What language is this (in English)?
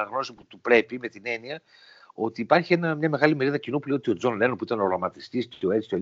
Greek